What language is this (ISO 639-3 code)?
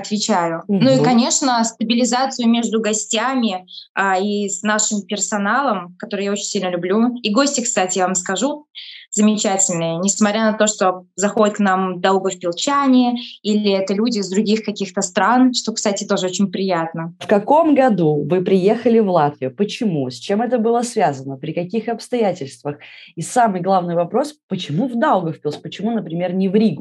rus